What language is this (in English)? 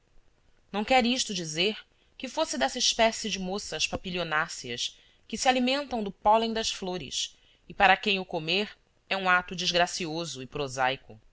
Portuguese